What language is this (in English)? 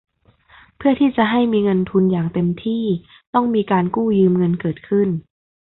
Thai